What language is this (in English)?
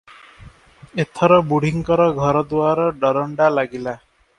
Odia